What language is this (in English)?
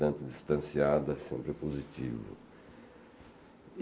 Portuguese